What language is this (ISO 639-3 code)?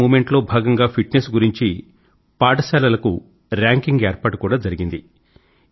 tel